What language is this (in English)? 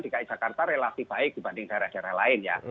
Indonesian